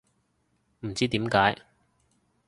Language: Cantonese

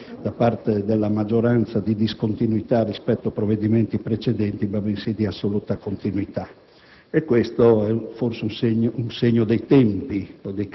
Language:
Italian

